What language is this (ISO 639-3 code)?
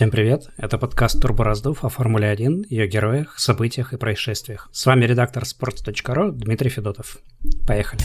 rus